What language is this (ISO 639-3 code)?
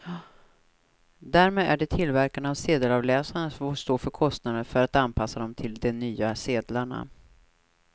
swe